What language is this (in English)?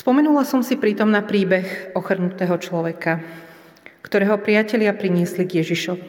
Slovak